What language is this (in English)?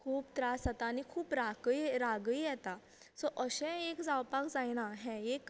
Konkani